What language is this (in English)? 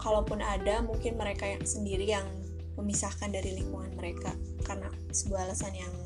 Indonesian